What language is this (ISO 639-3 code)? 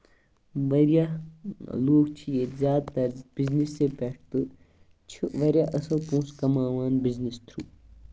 kas